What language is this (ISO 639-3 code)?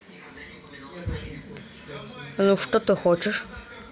rus